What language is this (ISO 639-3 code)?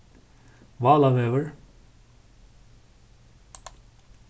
fao